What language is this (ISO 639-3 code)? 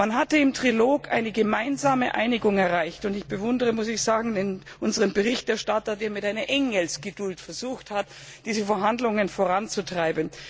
deu